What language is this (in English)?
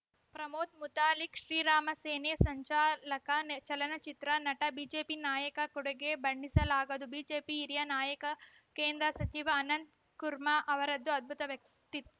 Kannada